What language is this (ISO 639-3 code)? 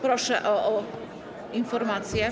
pol